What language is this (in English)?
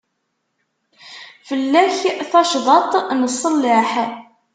Kabyle